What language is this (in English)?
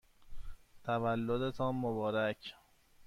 Persian